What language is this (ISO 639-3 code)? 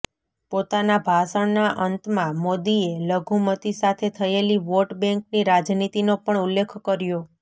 guj